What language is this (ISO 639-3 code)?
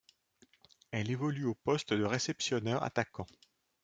fra